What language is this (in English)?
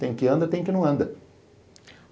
Portuguese